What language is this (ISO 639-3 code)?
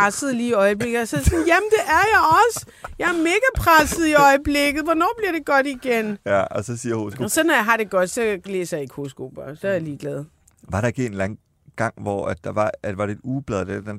dan